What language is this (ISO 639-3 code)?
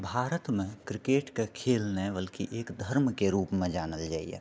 mai